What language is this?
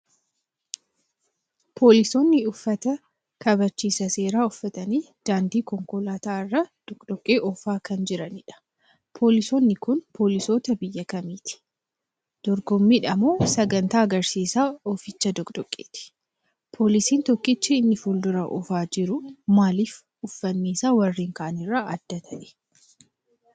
Oromo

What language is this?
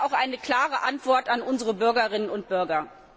German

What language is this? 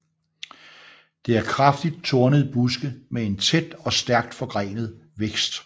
Danish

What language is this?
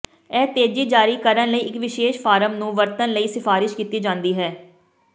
Punjabi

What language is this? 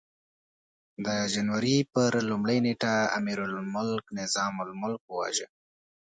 Pashto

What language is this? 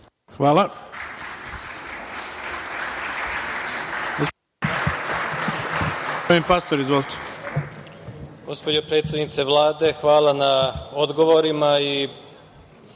Serbian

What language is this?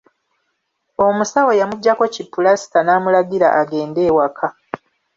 Ganda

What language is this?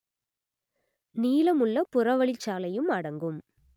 Tamil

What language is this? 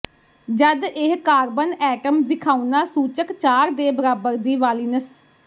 Punjabi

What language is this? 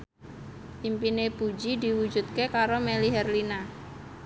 Javanese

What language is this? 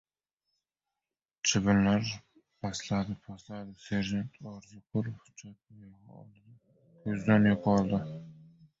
Uzbek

